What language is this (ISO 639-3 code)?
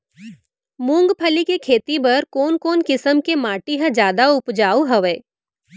hne